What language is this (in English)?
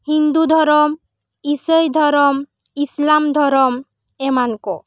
Santali